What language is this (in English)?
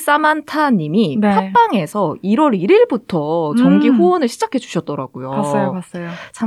Korean